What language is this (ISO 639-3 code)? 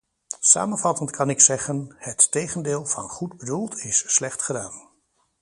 nld